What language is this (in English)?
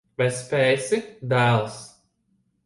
Latvian